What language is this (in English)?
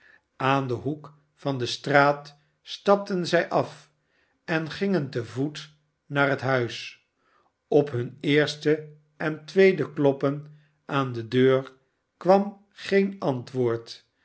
Dutch